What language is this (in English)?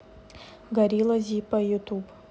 Russian